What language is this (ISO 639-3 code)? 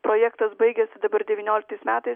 lit